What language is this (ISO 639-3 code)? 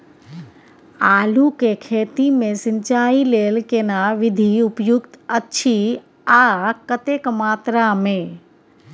mai